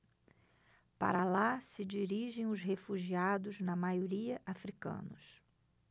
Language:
Portuguese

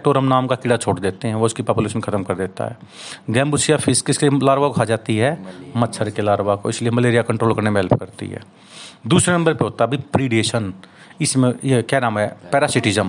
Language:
Hindi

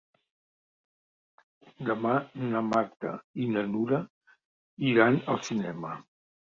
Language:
Catalan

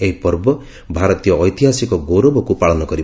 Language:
Odia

